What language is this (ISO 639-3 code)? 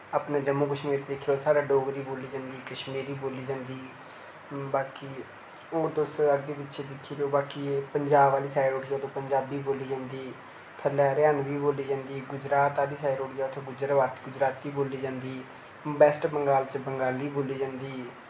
doi